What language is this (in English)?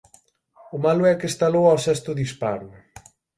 Galician